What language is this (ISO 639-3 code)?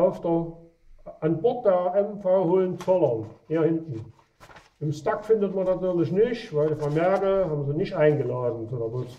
deu